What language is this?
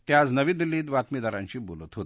Marathi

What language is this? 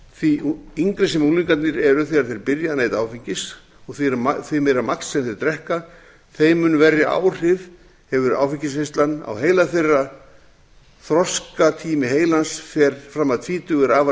Icelandic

